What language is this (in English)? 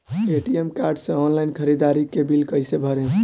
Bhojpuri